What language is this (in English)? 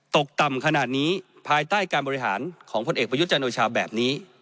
Thai